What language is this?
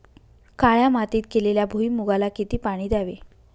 Marathi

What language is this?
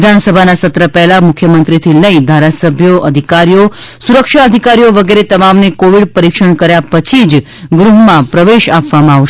Gujarati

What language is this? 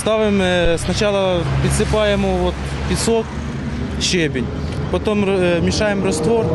Ukrainian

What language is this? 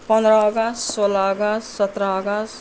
Nepali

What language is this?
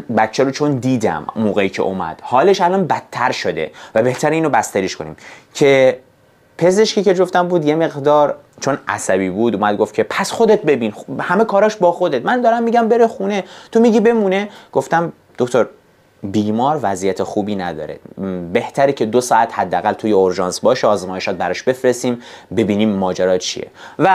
Persian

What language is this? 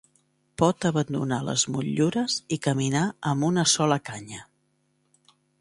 Catalan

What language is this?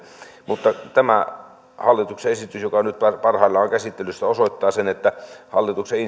Finnish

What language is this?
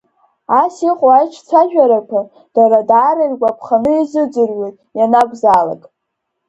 Abkhazian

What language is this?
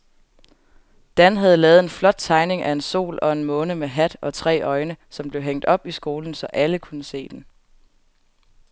Danish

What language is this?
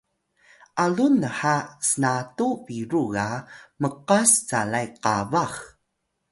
Atayal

